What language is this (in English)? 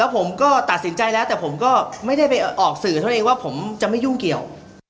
Thai